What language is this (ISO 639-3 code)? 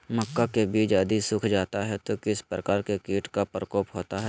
mag